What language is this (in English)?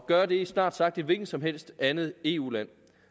Danish